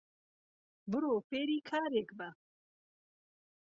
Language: Central Kurdish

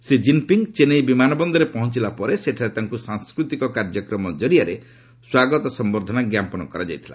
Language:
Odia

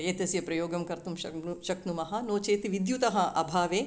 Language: Sanskrit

